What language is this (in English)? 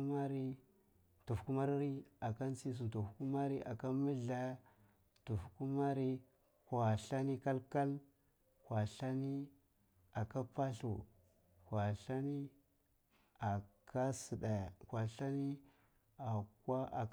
Cibak